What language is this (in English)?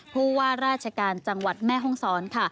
Thai